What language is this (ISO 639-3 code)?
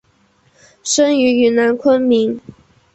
zho